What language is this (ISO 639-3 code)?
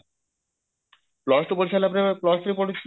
ori